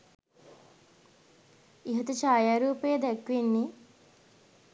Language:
Sinhala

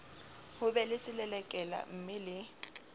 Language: Southern Sotho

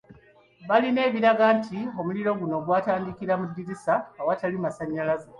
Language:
Ganda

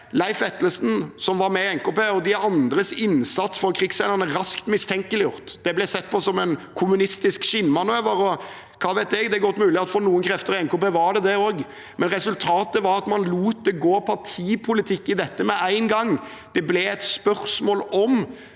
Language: Norwegian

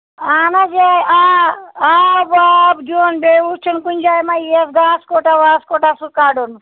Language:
Kashmiri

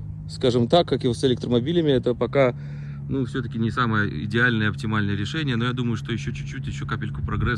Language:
Russian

